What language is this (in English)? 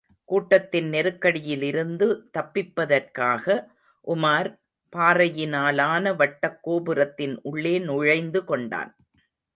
Tamil